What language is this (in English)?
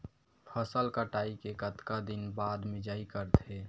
Chhattisgarhi